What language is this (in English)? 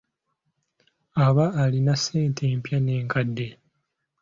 Ganda